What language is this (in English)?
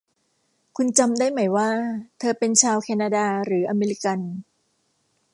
Thai